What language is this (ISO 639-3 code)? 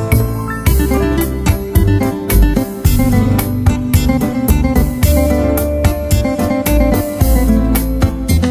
ron